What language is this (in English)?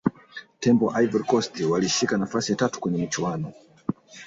Swahili